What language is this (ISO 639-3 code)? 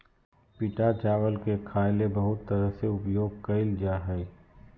mag